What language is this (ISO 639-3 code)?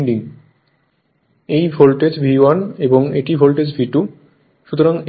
ben